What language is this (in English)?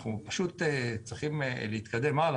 Hebrew